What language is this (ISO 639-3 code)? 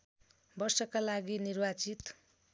nep